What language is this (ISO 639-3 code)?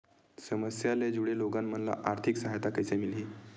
hne